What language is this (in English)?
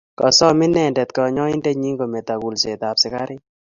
Kalenjin